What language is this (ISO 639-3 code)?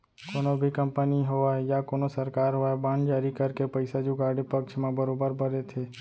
hne